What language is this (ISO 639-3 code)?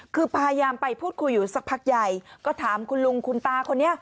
tha